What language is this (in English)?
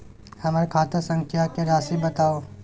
Maithili